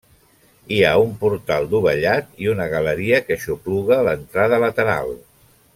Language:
Catalan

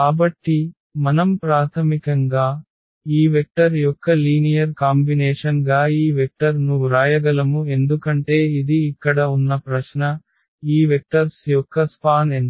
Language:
Telugu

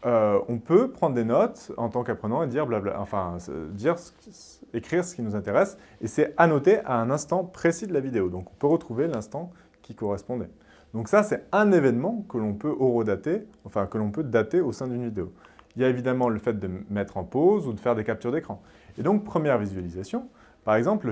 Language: French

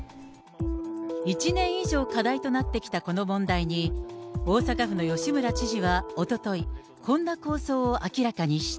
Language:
Japanese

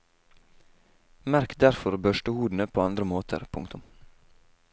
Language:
Norwegian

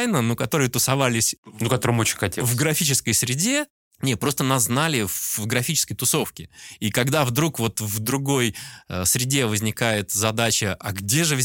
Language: Russian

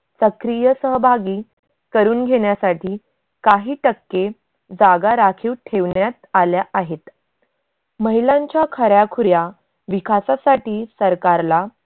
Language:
Marathi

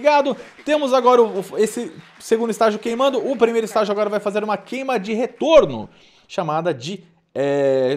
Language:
Portuguese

